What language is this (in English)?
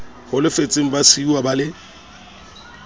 Southern Sotho